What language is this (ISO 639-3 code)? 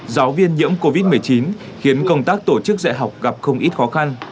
vie